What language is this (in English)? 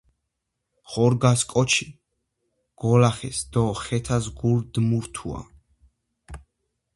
Georgian